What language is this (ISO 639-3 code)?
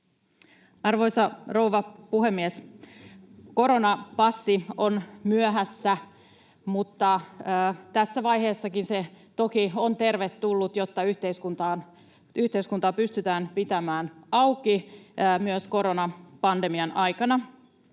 fin